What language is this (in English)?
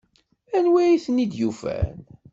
Kabyle